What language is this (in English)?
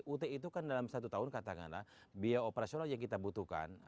Indonesian